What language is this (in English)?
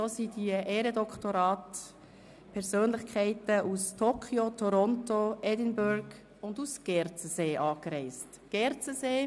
Swiss German